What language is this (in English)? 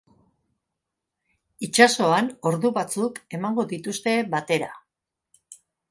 Basque